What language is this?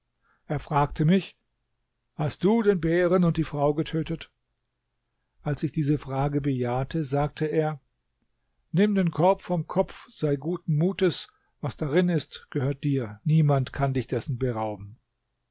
German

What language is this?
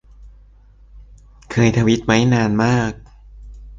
Thai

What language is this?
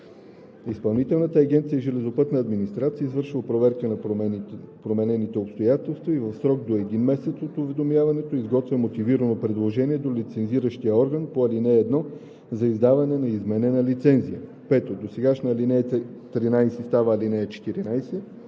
Bulgarian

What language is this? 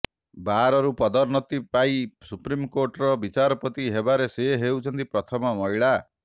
Odia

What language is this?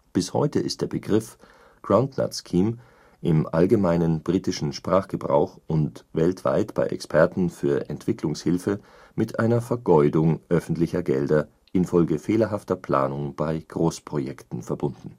German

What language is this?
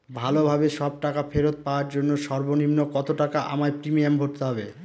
Bangla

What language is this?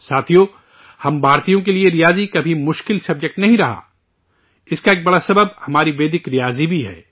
Urdu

